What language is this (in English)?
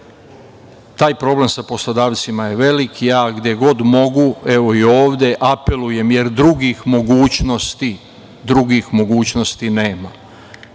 Serbian